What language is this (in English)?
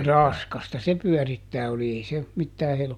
Finnish